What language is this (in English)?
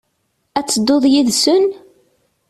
Kabyle